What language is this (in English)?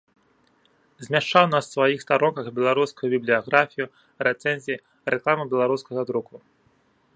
Belarusian